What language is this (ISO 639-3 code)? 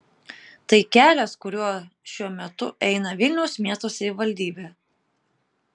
lit